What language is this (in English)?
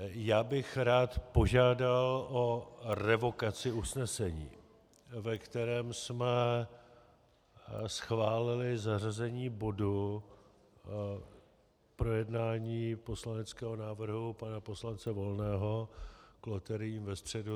Czech